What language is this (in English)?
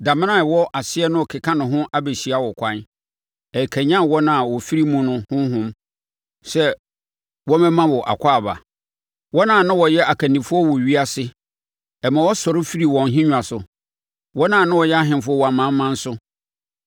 Akan